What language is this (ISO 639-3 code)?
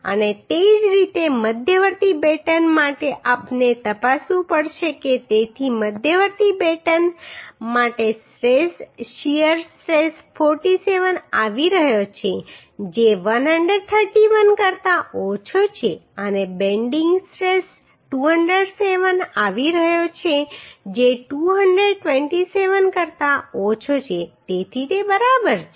guj